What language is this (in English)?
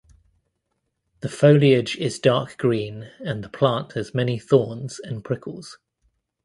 English